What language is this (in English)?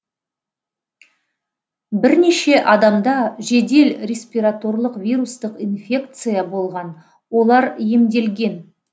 Kazakh